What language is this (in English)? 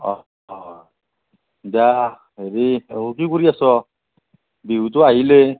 Assamese